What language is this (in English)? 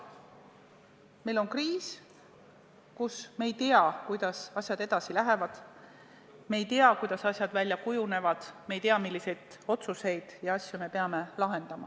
Estonian